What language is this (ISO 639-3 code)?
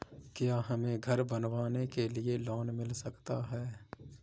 hin